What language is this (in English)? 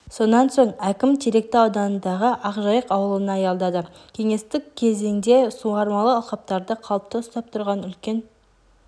Kazakh